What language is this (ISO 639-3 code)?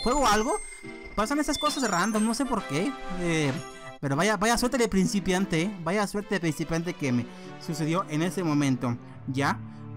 spa